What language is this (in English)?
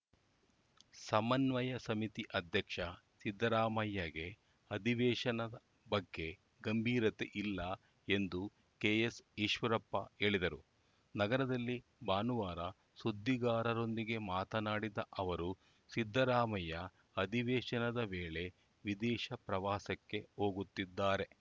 Kannada